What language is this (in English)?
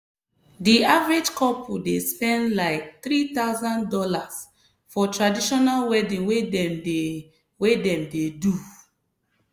Nigerian Pidgin